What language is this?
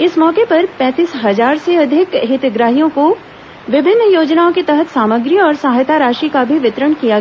Hindi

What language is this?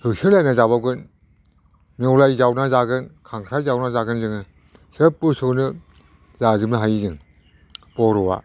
Bodo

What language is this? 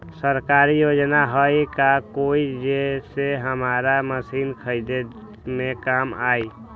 Magahi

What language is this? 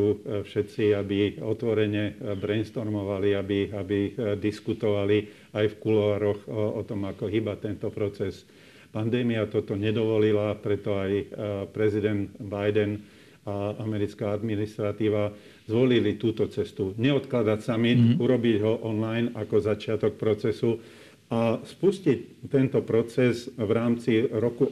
Slovak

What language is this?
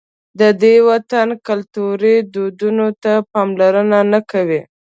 Pashto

